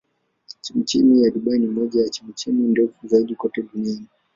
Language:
Swahili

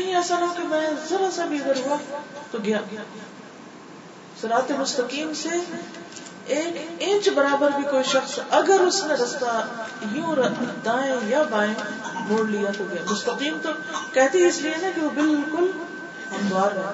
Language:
Urdu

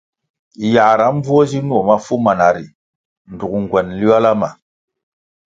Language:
Kwasio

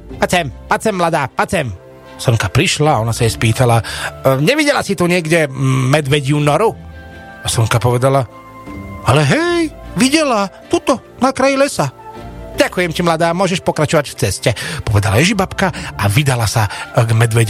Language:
Slovak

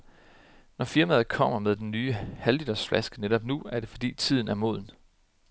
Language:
Danish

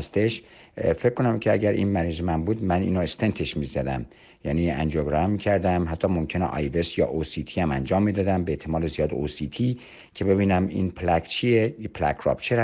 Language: Persian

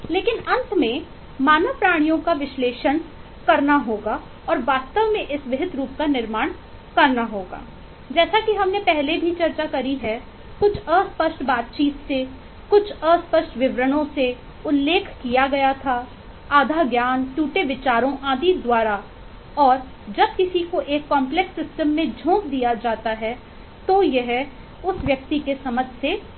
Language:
Hindi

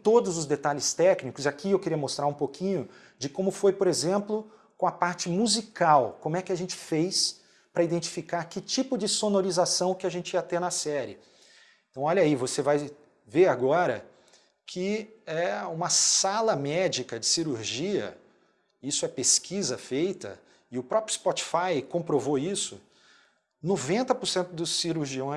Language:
Portuguese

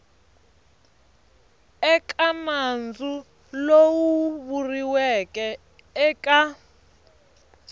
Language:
Tsonga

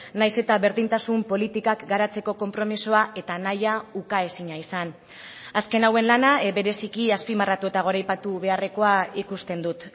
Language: Basque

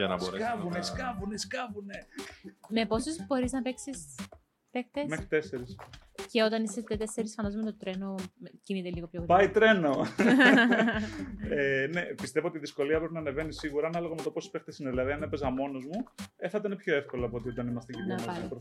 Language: Greek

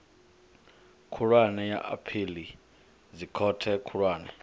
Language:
Venda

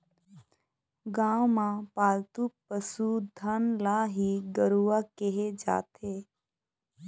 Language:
Chhattisgarhi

